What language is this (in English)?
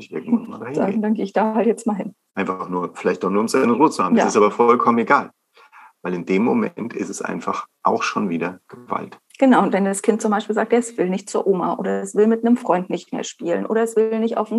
German